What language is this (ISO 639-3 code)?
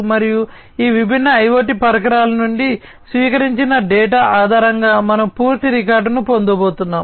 tel